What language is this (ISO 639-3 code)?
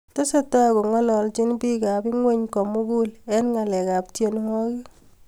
kln